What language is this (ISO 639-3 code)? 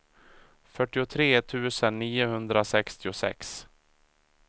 swe